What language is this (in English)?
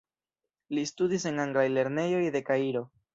Esperanto